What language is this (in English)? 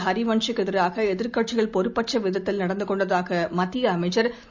Tamil